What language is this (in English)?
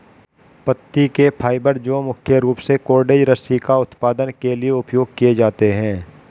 Hindi